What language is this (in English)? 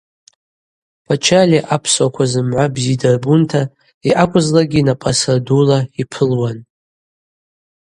Abaza